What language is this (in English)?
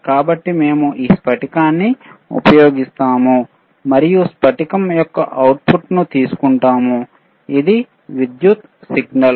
Telugu